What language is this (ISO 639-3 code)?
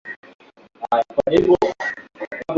swa